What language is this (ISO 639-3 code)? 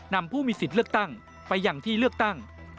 tha